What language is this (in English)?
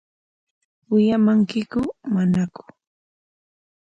Corongo Ancash Quechua